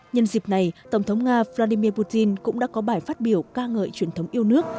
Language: Vietnamese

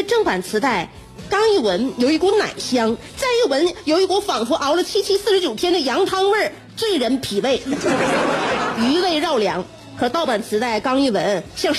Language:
Chinese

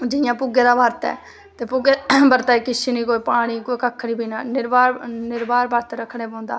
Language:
Dogri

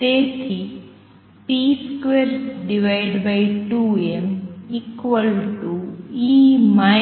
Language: Gujarati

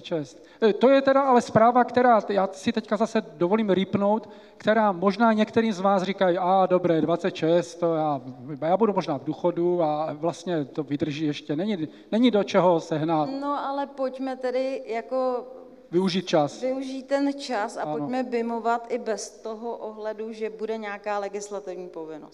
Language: Czech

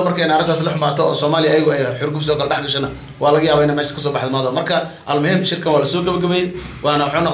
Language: Arabic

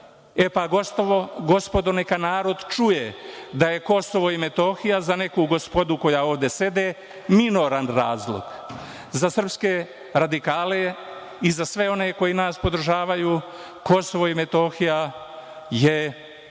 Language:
Serbian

